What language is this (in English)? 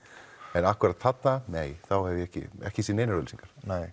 Icelandic